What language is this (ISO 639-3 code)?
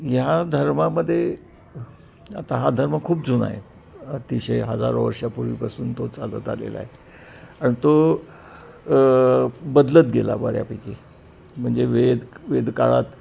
mar